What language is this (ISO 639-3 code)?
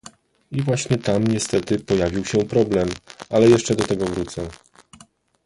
pol